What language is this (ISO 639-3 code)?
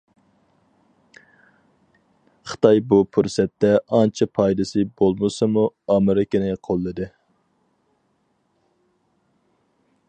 uig